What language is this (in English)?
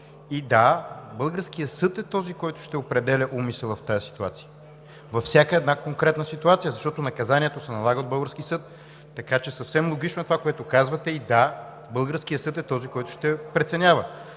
Bulgarian